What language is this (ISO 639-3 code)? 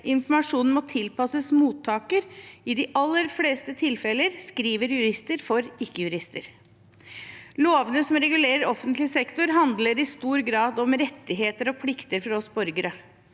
nor